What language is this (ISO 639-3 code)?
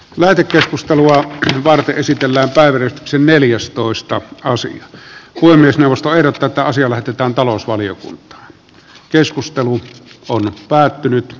fin